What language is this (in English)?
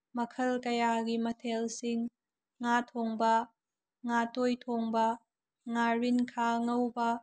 Manipuri